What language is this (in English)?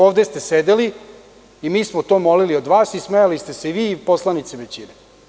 Serbian